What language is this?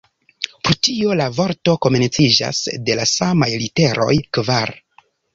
Esperanto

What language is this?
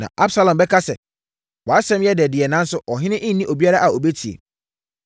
Akan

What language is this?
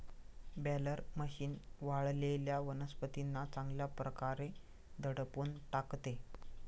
Marathi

